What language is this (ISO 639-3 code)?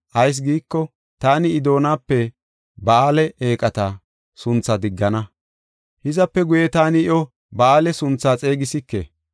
gof